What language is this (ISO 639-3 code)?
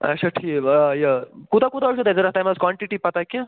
kas